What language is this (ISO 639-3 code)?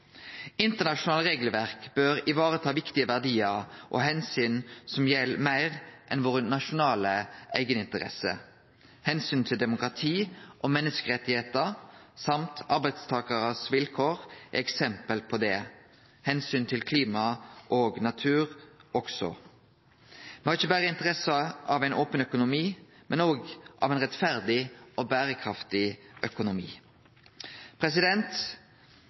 nno